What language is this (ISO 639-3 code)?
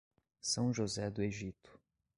por